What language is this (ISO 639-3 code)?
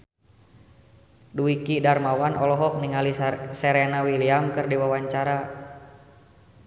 sun